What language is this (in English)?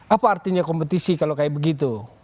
Indonesian